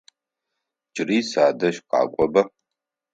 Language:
Adyghe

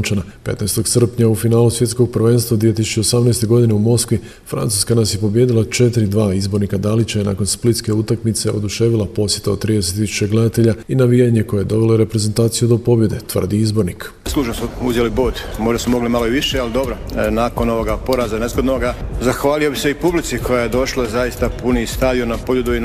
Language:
Croatian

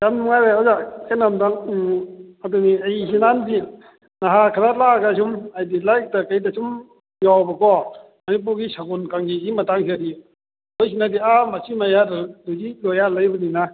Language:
Manipuri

